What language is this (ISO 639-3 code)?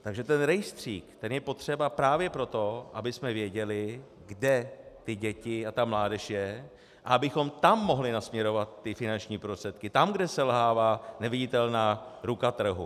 ces